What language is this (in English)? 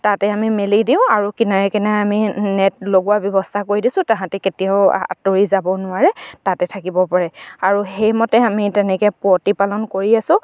Assamese